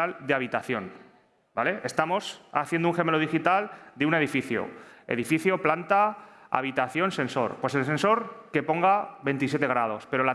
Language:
Spanish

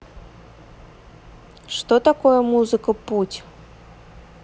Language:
Russian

